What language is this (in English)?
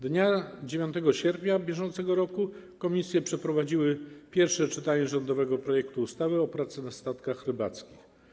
Polish